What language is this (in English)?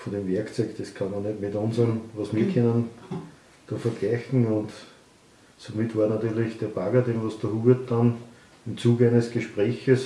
German